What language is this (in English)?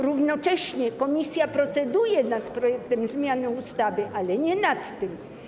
Polish